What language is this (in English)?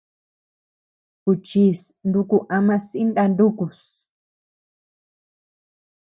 Tepeuxila Cuicatec